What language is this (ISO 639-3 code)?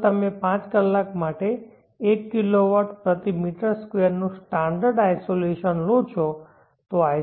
guj